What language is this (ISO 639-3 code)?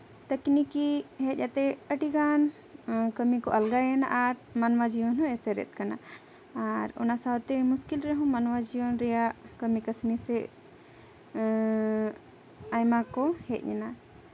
sat